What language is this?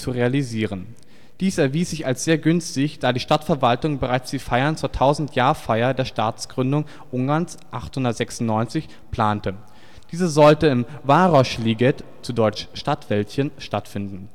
German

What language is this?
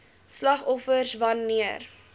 Afrikaans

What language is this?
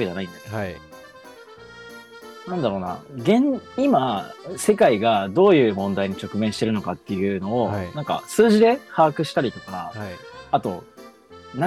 Japanese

